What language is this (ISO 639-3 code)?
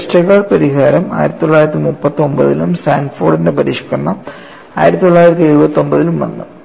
mal